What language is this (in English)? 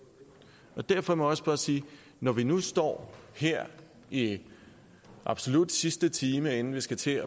Danish